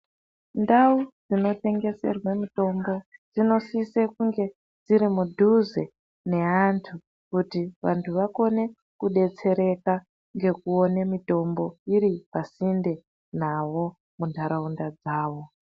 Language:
Ndau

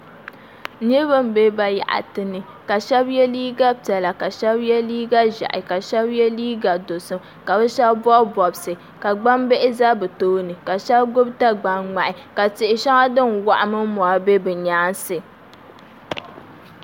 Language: Dagbani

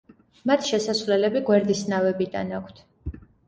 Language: Georgian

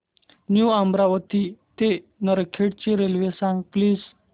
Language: Marathi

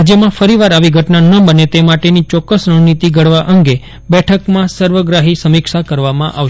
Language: Gujarati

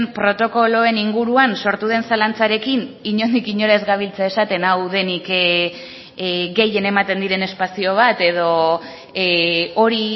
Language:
Basque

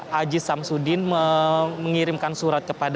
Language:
Indonesian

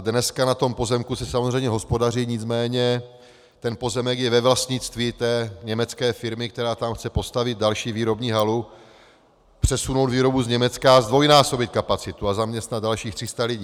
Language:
Czech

